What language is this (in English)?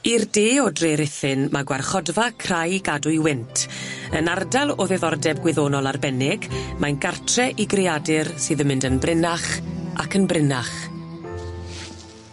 Welsh